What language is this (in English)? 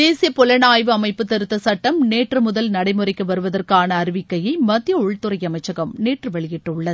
Tamil